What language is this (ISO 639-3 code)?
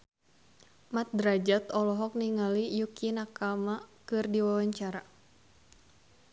sun